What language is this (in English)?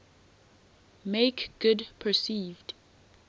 English